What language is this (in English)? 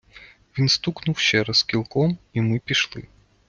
Ukrainian